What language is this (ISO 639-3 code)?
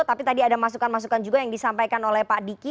ind